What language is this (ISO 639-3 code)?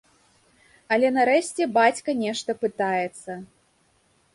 bel